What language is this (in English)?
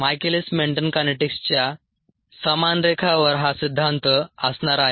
Marathi